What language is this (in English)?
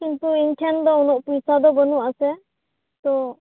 Santali